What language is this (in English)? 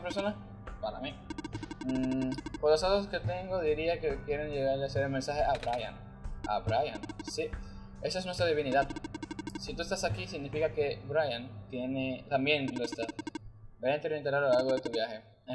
Spanish